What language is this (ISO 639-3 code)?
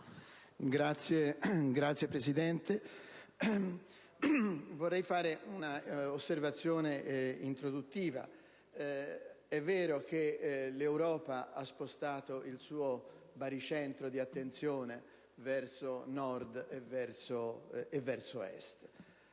ita